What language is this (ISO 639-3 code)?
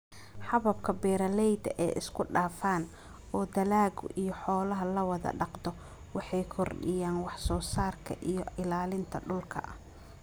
som